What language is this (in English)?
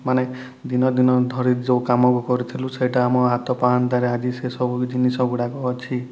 Odia